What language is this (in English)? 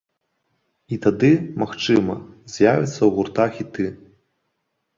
Belarusian